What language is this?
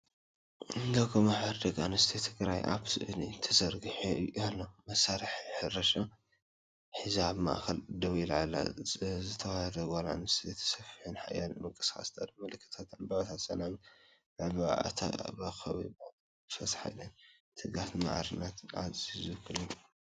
Tigrinya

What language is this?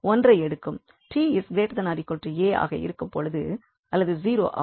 Tamil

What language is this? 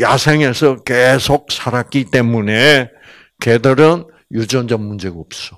Korean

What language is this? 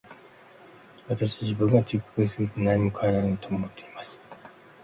Japanese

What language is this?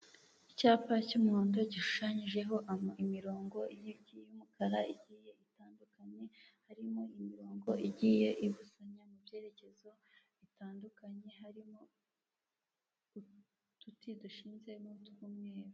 Kinyarwanda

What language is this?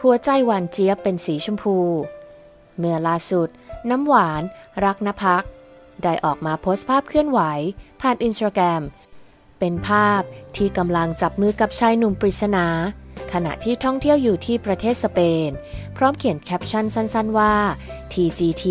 Thai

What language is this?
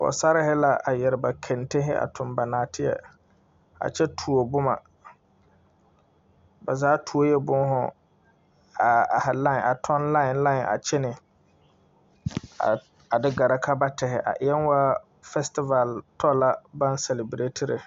Southern Dagaare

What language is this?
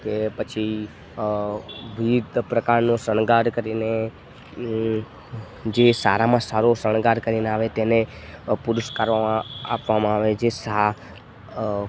Gujarati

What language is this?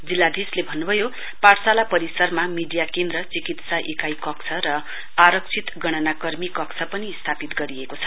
Nepali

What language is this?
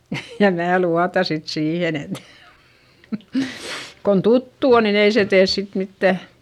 Finnish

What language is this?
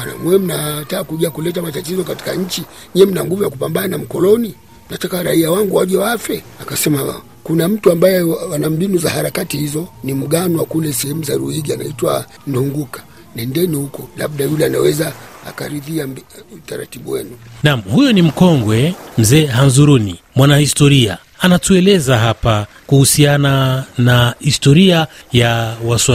Swahili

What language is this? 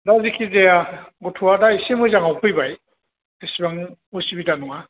Bodo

